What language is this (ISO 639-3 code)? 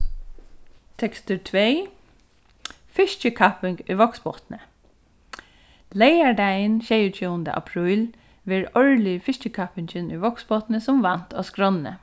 fao